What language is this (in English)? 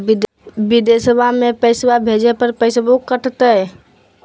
Magahi